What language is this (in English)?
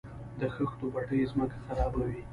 Pashto